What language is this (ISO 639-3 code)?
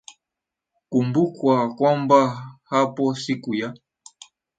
swa